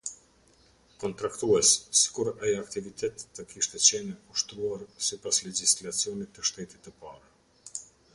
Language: Albanian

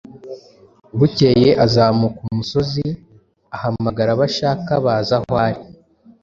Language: Kinyarwanda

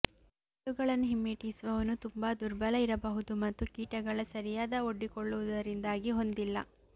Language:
Kannada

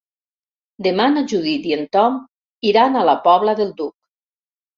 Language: Catalan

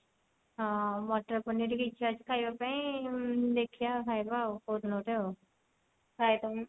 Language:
Odia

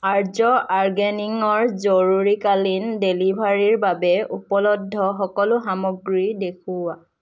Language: Assamese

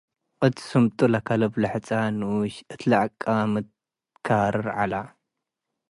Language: Tigre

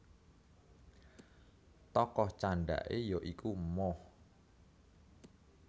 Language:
Javanese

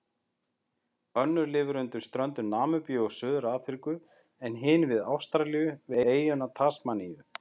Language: Icelandic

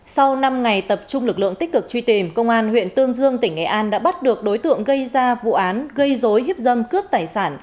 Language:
Vietnamese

